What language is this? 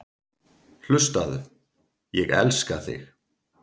Icelandic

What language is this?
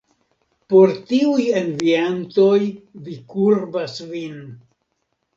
Esperanto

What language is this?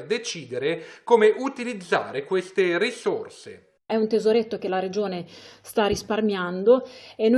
Italian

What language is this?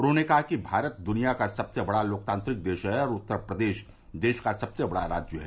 Hindi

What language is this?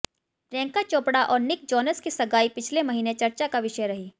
Hindi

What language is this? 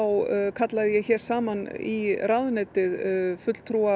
Icelandic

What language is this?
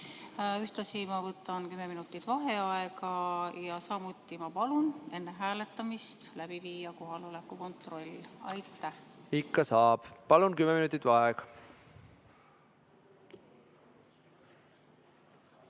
Estonian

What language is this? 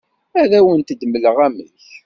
Kabyle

